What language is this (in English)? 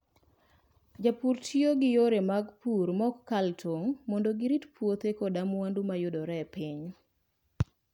Luo (Kenya and Tanzania)